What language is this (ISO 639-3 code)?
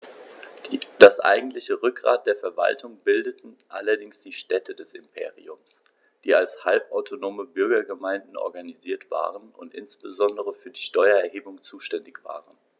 deu